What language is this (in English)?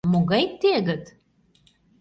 Mari